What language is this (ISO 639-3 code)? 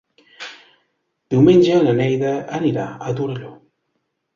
cat